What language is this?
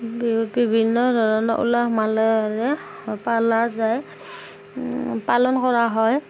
Assamese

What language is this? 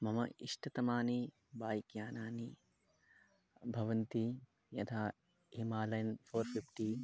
Sanskrit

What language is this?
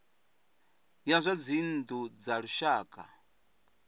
Venda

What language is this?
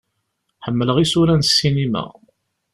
Kabyle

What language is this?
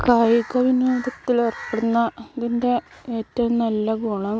Malayalam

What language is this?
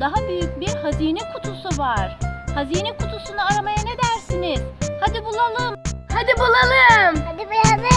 Turkish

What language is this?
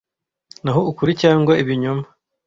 Kinyarwanda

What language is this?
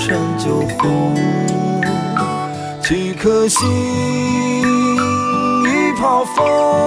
Chinese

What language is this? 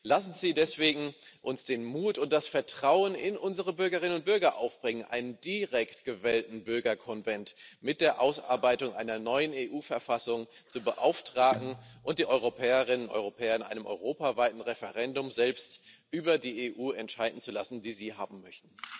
German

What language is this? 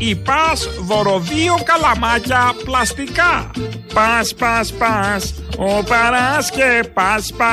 Greek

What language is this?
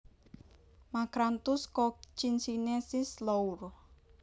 Javanese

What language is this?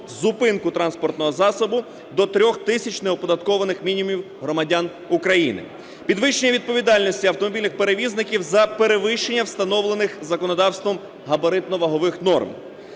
Ukrainian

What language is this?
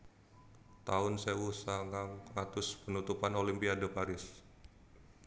Javanese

